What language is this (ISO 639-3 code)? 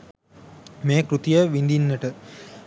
sin